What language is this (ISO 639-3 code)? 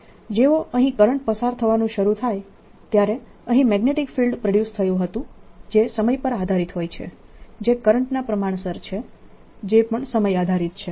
guj